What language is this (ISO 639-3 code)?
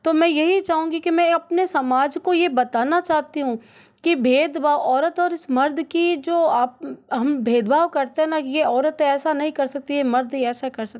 hin